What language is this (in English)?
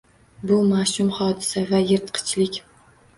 Uzbek